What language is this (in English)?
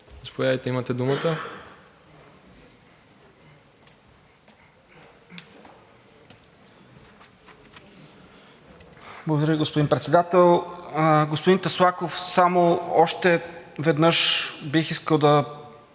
Bulgarian